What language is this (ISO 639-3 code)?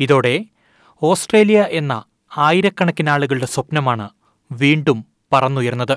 mal